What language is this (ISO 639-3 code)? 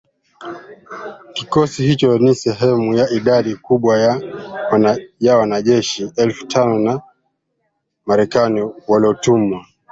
swa